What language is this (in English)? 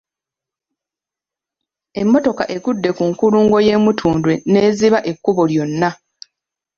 Ganda